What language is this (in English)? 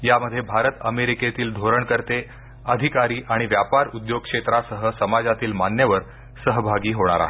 Marathi